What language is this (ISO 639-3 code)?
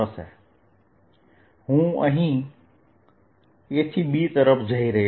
guj